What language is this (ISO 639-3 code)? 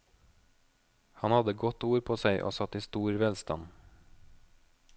nor